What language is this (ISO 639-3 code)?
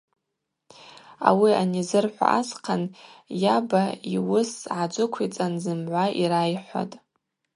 abq